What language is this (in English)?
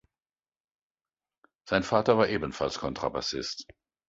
German